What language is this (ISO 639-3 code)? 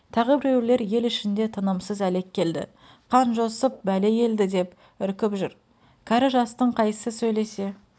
kaz